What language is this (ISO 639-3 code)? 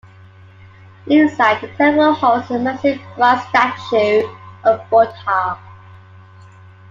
eng